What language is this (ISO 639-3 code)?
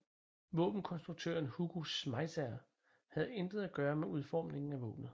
dan